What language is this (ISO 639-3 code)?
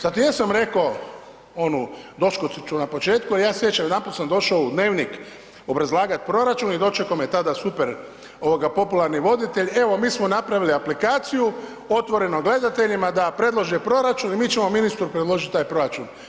hrv